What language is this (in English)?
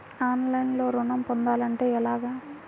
Telugu